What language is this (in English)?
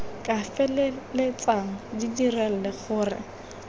Tswana